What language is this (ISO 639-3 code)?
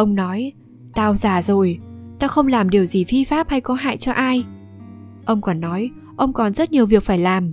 vie